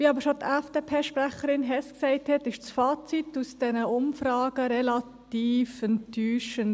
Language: Swiss German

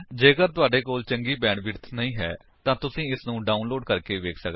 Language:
Punjabi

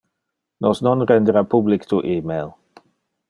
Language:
Interlingua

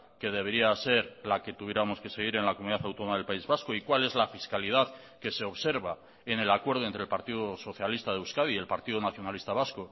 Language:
Spanish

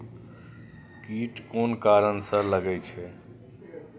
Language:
Maithili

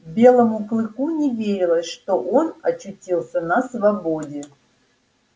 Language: Russian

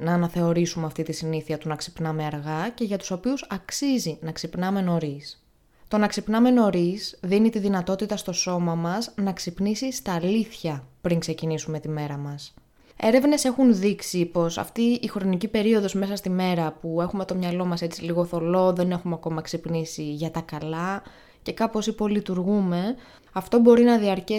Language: Greek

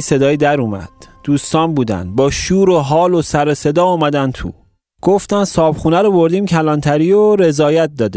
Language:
Persian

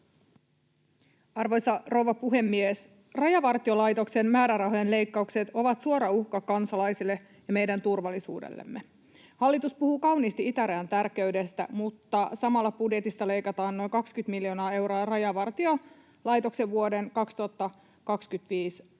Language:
Finnish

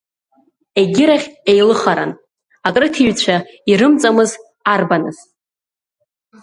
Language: Abkhazian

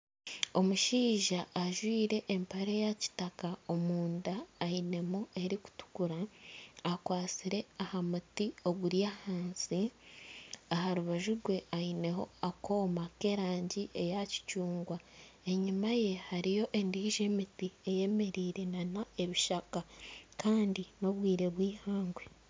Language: Nyankole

